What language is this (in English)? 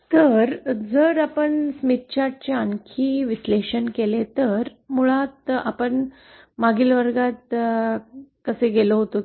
Marathi